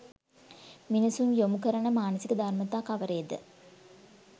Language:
Sinhala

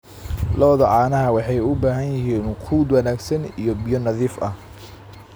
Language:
Somali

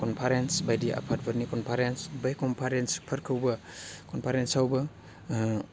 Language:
Bodo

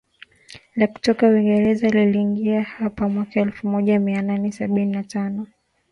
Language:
Swahili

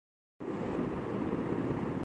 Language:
Urdu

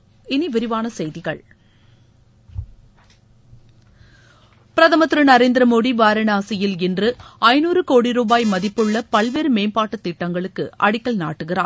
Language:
Tamil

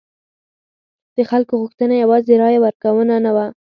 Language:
Pashto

